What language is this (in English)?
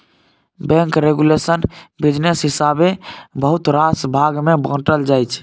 Maithili